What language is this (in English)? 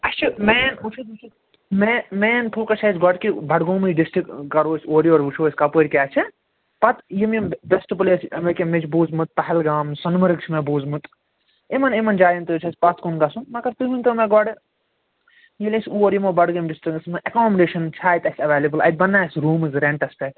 Kashmiri